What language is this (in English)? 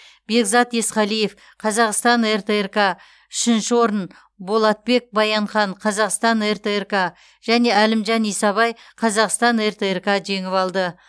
Kazakh